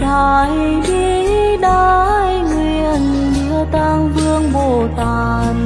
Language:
Vietnamese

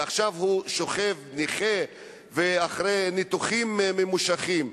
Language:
Hebrew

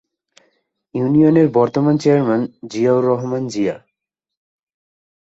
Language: Bangla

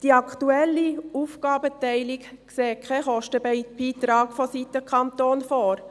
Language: Swiss German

